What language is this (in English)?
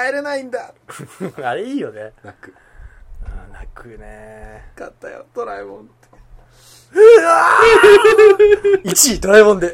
Japanese